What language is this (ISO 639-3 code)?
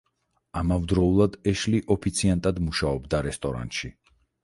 kat